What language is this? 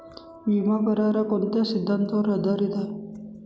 Marathi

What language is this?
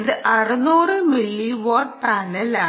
Malayalam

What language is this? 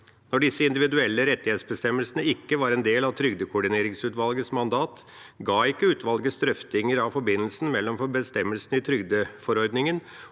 Norwegian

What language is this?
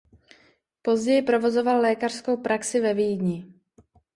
Czech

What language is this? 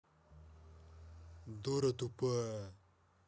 Russian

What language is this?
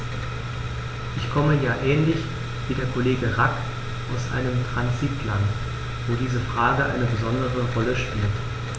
German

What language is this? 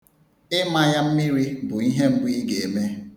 Igbo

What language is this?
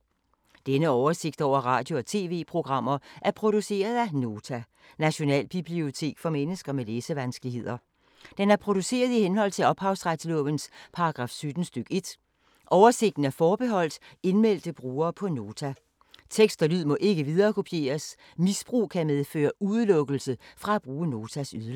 Danish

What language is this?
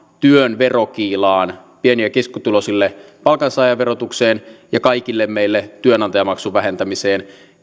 Finnish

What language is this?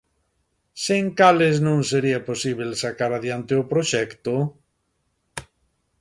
Galician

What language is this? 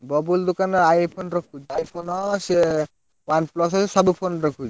Odia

